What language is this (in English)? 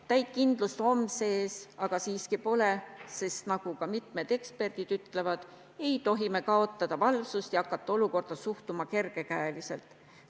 Estonian